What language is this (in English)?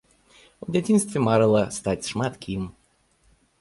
Belarusian